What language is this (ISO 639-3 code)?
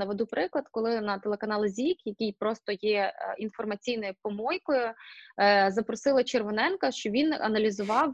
ukr